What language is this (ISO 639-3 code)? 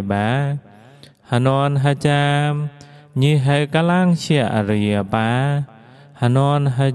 vie